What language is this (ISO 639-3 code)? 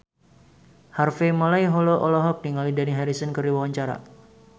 sun